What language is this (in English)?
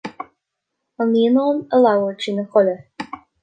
Irish